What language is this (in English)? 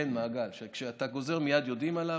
Hebrew